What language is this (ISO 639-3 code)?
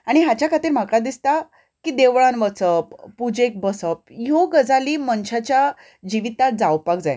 kok